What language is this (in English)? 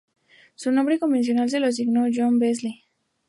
Spanish